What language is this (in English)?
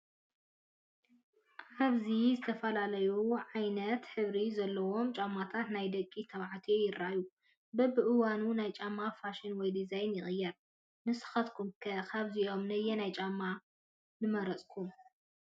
Tigrinya